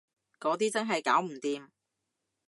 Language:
Cantonese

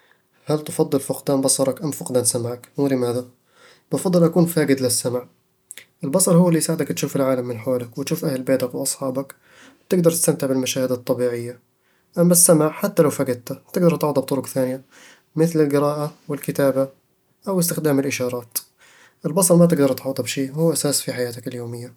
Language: Eastern Egyptian Bedawi Arabic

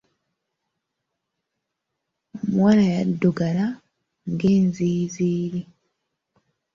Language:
Ganda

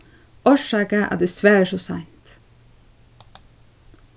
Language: Faroese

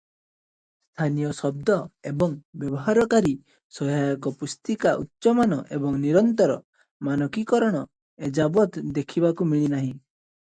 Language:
Odia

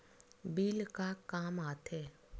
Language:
Chhattisgarhi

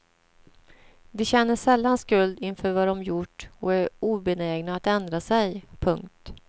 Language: Swedish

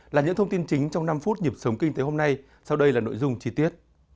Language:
Vietnamese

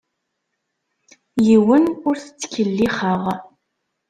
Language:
Kabyle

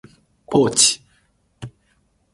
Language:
Japanese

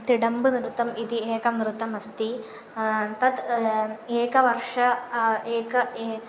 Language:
Sanskrit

